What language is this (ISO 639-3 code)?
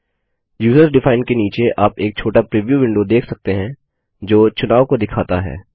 hin